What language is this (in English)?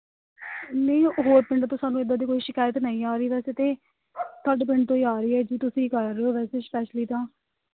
Punjabi